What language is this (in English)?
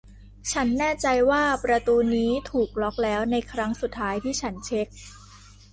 Thai